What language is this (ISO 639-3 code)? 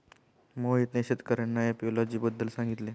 mar